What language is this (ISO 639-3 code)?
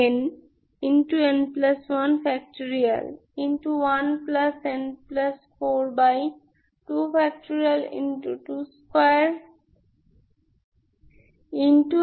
ben